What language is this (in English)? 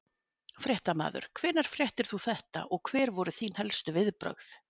Icelandic